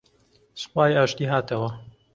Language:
Central Kurdish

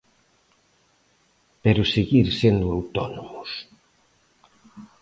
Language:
Galician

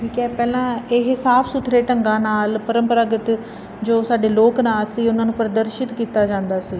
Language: Punjabi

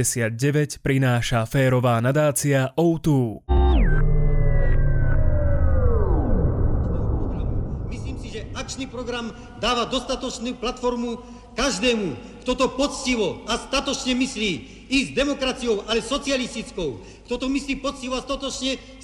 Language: Slovak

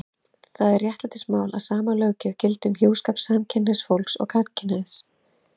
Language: Icelandic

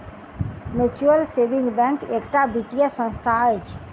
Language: Maithili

